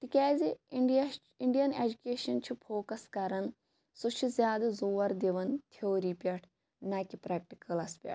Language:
Kashmiri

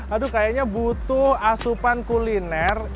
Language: Indonesian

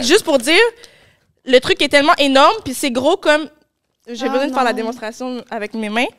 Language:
French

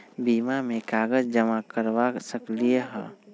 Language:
Magahi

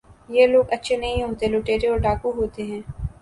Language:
Urdu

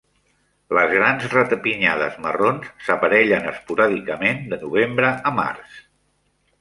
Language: Catalan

